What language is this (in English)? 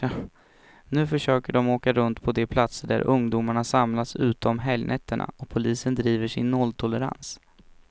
Swedish